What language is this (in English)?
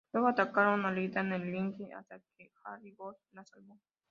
Spanish